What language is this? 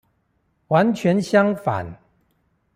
Chinese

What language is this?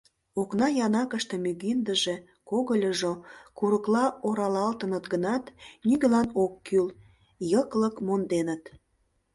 Mari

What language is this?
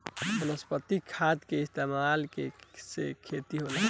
Bhojpuri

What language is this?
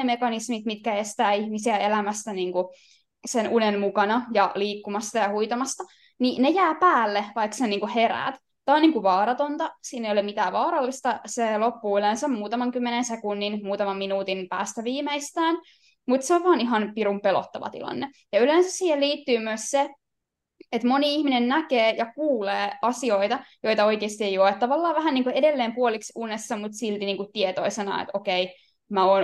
Finnish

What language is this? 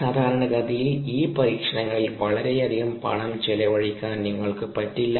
Malayalam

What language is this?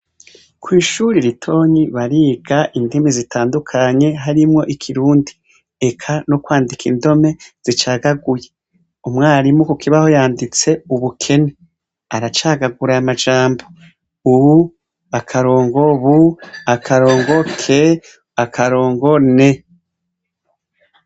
Rundi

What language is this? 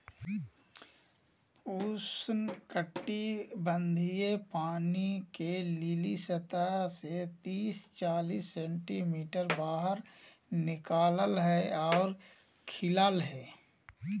Magahi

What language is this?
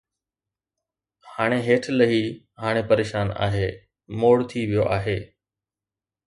Sindhi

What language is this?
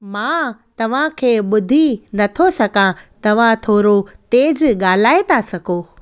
Sindhi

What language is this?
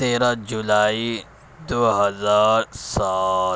Urdu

